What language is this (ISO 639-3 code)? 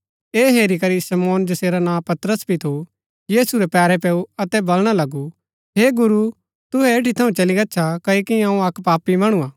gbk